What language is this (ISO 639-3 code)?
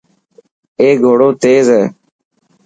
mki